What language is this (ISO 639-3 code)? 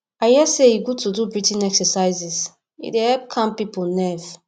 pcm